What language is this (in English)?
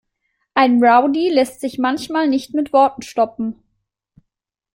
German